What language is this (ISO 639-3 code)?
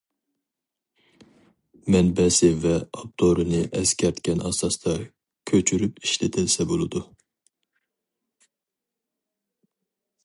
uig